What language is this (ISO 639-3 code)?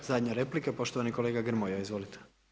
hrv